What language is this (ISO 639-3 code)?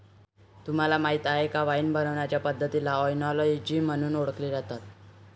mar